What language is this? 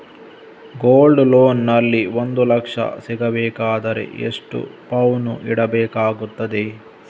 Kannada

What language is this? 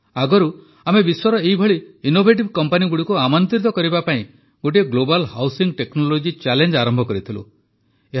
Odia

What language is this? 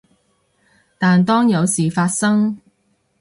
Cantonese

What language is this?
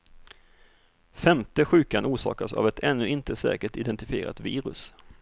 Swedish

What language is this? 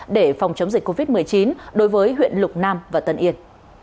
Vietnamese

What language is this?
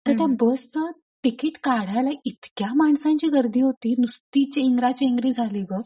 Marathi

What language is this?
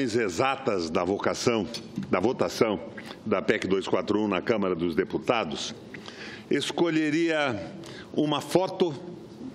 Portuguese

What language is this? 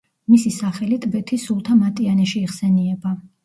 Georgian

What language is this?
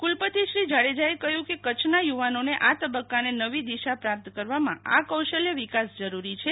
Gujarati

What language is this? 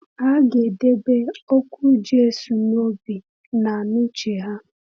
Igbo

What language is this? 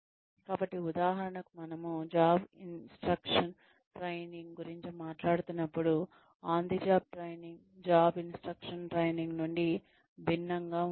Telugu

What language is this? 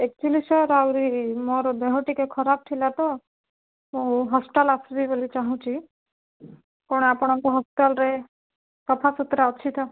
Odia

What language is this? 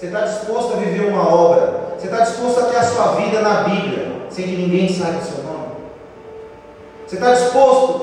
Portuguese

